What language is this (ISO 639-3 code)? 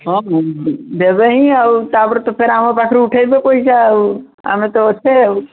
ori